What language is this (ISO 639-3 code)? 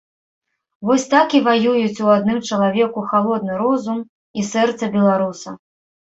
bel